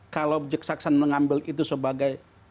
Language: Indonesian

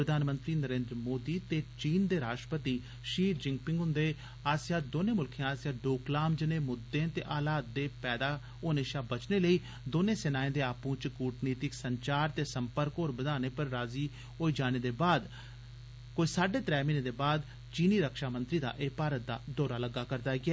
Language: Dogri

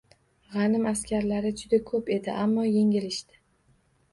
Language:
Uzbek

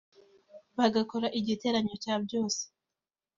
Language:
Kinyarwanda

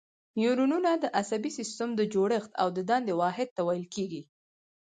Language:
Pashto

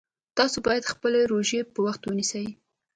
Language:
Pashto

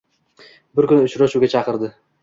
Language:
Uzbek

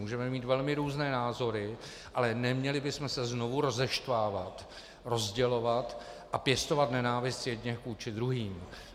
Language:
Czech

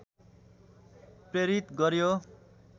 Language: Nepali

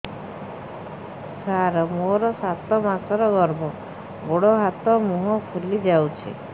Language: Odia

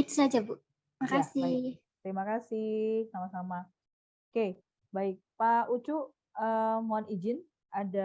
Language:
Indonesian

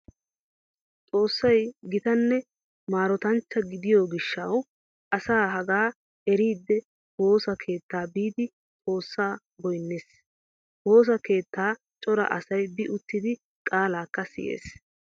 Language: Wolaytta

